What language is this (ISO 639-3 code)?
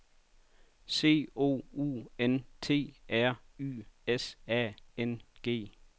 dan